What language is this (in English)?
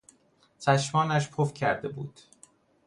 Persian